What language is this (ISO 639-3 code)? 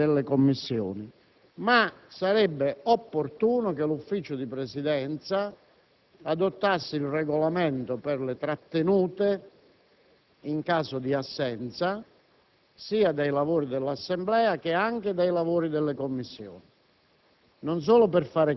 ita